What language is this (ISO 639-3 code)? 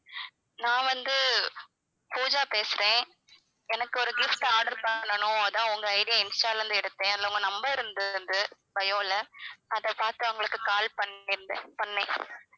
tam